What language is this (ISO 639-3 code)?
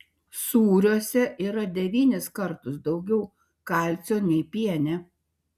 lit